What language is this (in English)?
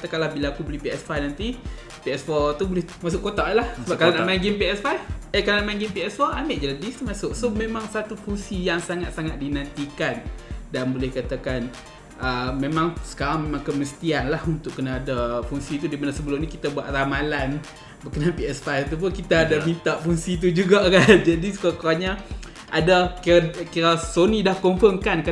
Malay